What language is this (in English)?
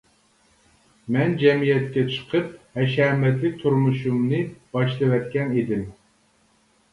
Uyghur